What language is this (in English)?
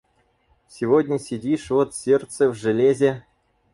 Russian